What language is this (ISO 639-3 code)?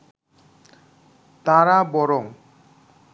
ben